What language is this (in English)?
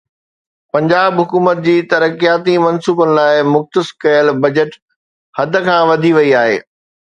Sindhi